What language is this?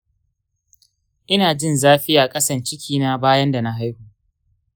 Hausa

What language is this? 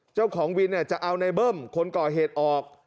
Thai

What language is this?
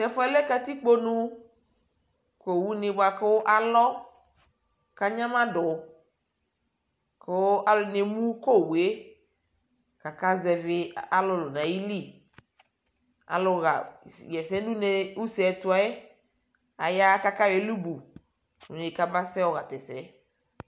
Ikposo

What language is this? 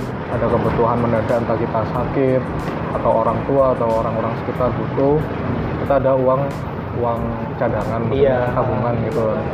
Indonesian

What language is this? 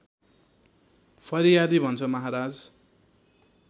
Nepali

